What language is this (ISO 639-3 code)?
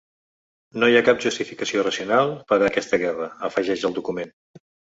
cat